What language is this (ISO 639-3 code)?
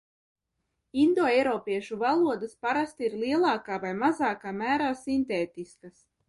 lav